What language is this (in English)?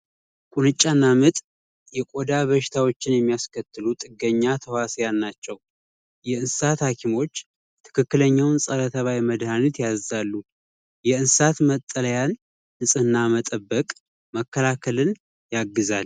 Amharic